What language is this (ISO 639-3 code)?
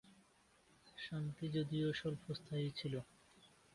ben